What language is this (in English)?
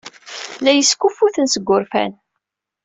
Kabyle